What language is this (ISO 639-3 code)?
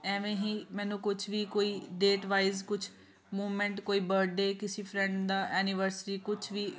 pan